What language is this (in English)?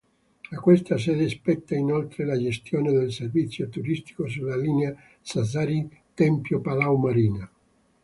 Italian